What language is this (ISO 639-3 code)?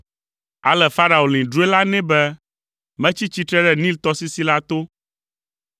ewe